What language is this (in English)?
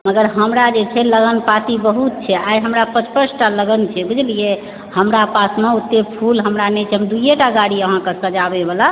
Maithili